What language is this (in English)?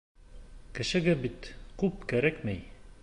Bashkir